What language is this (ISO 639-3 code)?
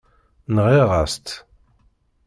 kab